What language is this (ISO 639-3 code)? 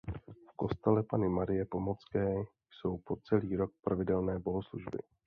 ces